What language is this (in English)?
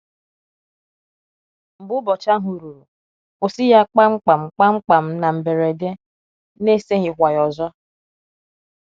Igbo